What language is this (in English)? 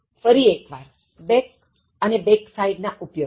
Gujarati